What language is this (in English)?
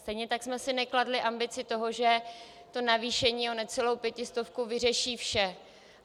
Czech